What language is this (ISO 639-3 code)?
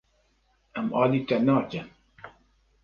kur